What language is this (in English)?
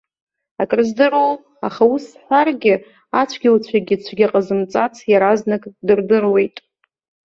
Abkhazian